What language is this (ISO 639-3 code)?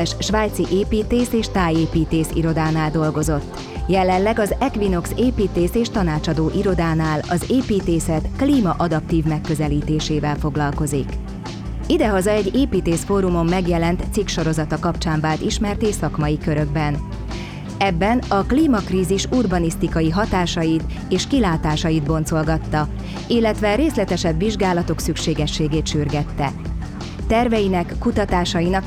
hun